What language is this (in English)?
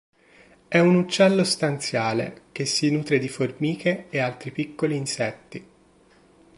Italian